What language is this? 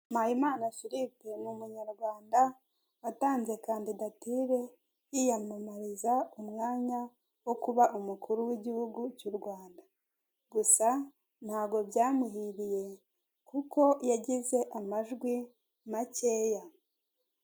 Kinyarwanda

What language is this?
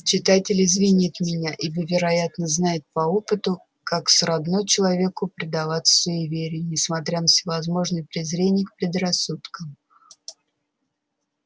Russian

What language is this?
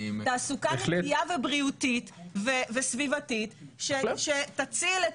Hebrew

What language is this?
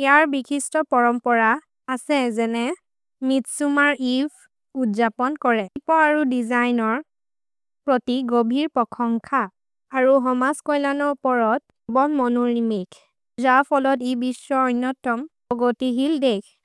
Maria (India)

